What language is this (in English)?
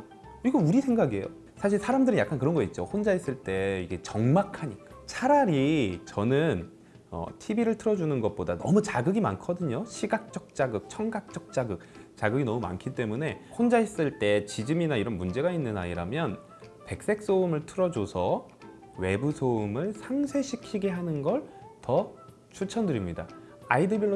Korean